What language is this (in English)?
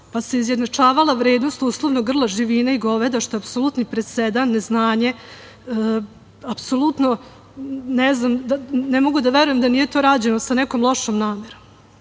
Serbian